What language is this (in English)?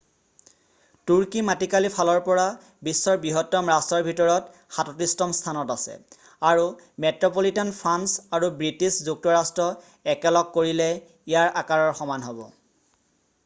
Assamese